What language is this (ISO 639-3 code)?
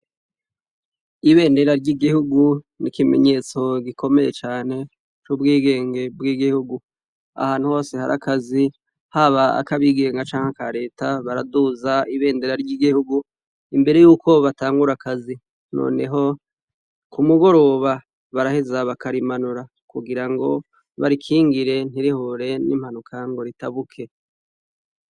run